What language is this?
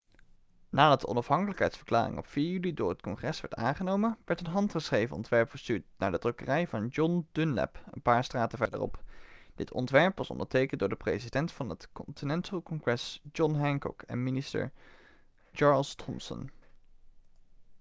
Dutch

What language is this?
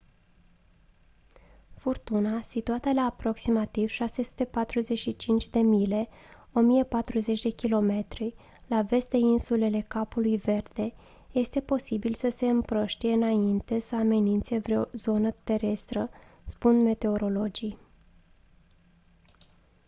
Romanian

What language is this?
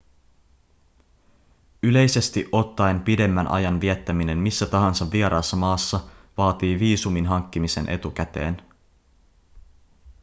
Finnish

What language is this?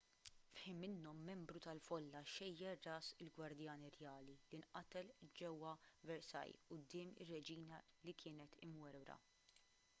Maltese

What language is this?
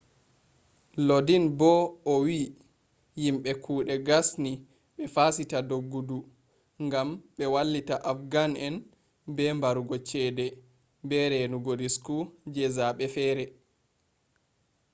Fula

